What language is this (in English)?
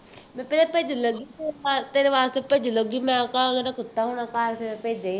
Punjabi